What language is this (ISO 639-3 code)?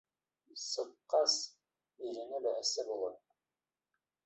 bak